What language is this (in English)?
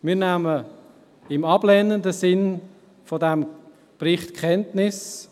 Swiss German